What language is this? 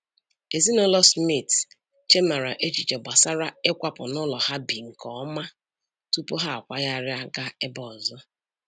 Igbo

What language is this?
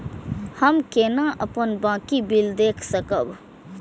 Maithili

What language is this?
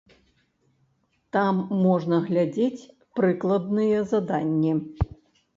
Belarusian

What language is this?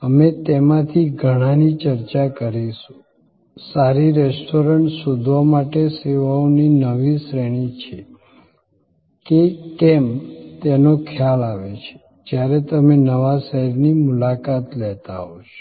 Gujarati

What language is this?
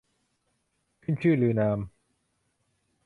Thai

